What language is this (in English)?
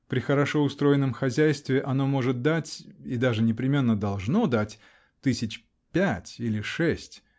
Russian